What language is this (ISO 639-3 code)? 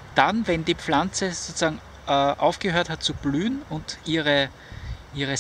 deu